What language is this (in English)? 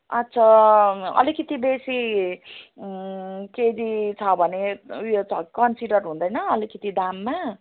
Nepali